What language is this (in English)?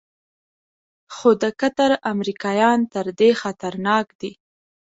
Pashto